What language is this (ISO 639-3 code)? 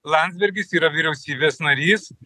lit